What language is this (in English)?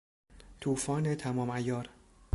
Persian